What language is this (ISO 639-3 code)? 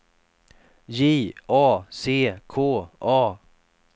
swe